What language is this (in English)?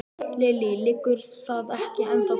Icelandic